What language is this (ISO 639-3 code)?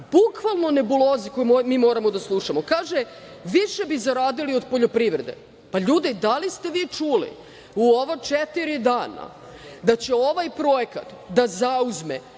srp